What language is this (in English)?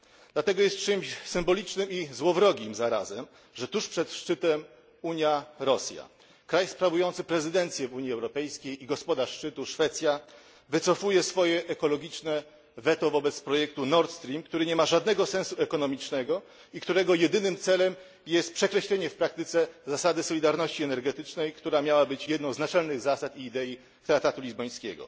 Polish